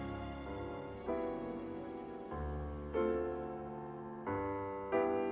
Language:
Icelandic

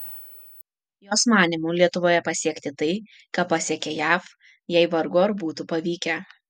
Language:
Lithuanian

